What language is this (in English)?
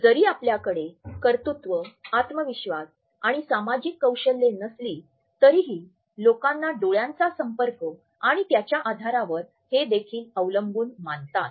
Marathi